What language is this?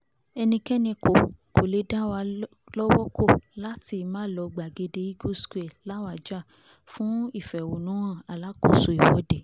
Yoruba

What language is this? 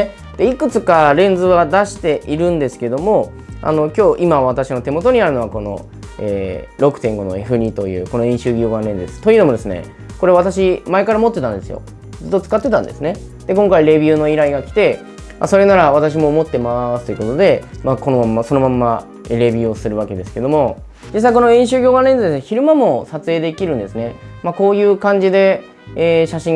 Japanese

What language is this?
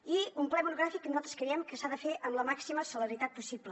Catalan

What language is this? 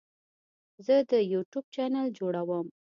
Pashto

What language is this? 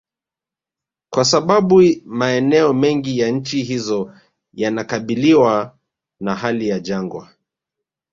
Swahili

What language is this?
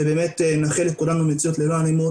Hebrew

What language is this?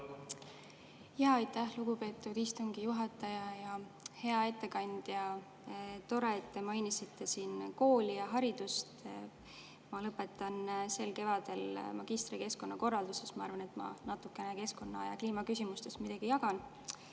Estonian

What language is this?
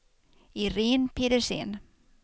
Swedish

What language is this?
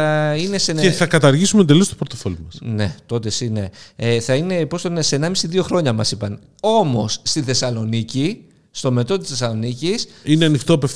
Greek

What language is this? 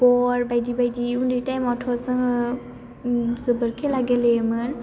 Bodo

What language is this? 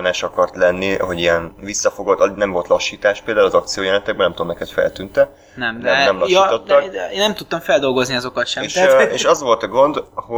Hungarian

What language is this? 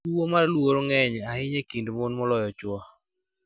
Luo (Kenya and Tanzania)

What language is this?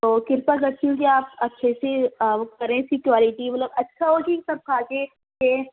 Urdu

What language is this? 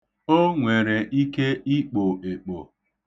Igbo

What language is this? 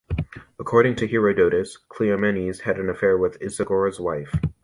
English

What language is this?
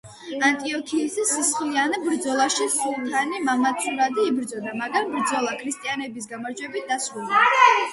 Georgian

